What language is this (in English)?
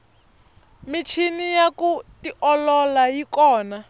Tsonga